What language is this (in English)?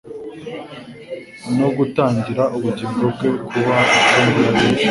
Kinyarwanda